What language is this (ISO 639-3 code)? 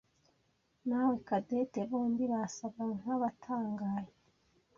kin